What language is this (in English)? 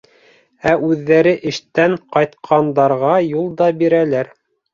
Bashkir